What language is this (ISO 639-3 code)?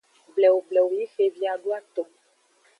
ajg